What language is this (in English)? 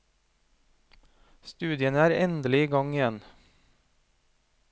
Norwegian